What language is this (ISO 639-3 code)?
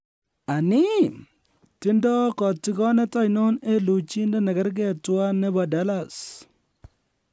kln